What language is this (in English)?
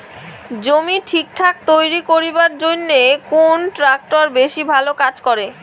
Bangla